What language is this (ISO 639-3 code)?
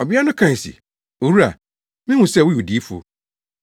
aka